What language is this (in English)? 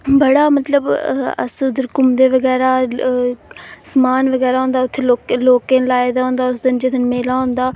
Dogri